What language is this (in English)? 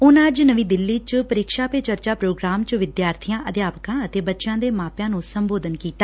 Punjabi